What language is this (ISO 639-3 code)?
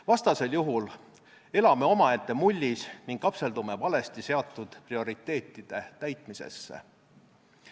est